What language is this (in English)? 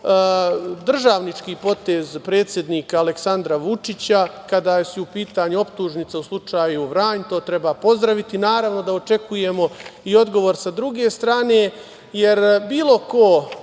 Serbian